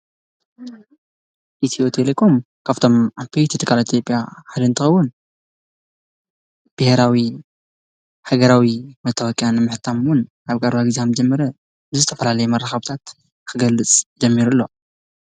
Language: Tigrinya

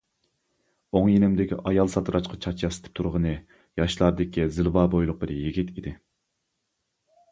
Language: Uyghur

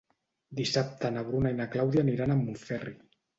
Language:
Catalan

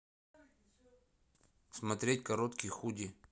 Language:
Russian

